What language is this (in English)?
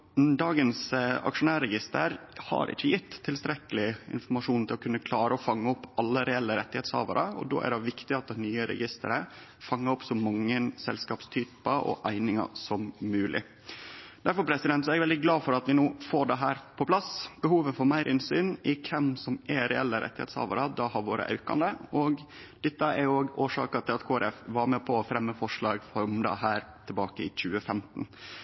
Norwegian Nynorsk